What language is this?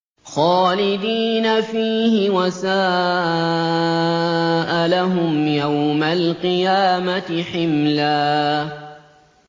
Arabic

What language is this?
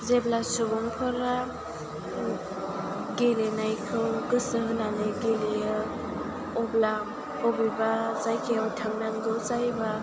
Bodo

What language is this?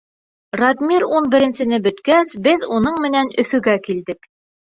Bashkir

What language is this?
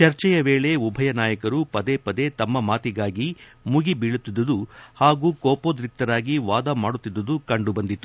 Kannada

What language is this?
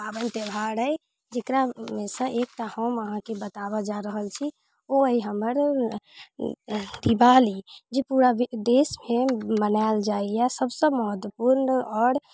Maithili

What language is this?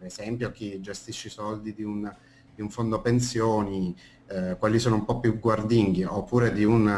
Italian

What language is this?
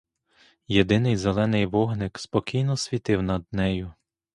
Ukrainian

